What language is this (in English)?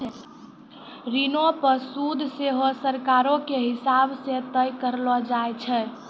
Maithili